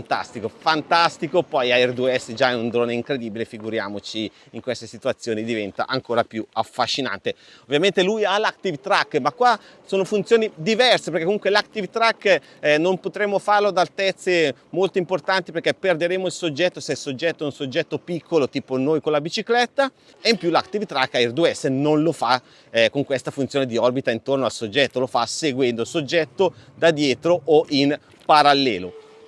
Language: Italian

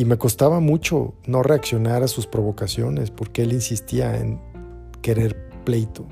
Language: Spanish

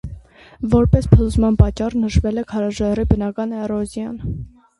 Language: Armenian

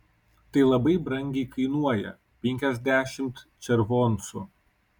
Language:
Lithuanian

